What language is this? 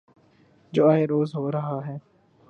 Urdu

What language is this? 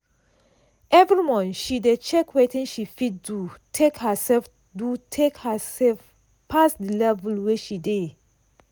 Nigerian Pidgin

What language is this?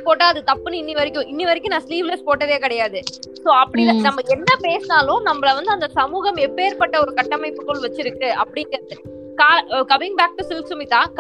Tamil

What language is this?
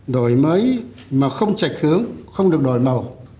Vietnamese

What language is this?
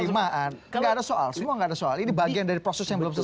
Indonesian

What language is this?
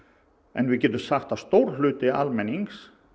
Icelandic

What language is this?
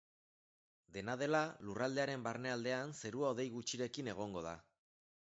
Basque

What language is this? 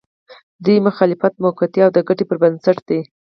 Pashto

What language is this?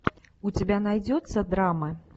Russian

